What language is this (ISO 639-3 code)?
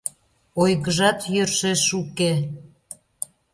chm